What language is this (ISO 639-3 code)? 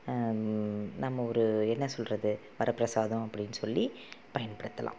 tam